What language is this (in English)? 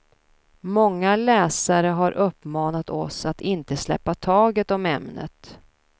Swedish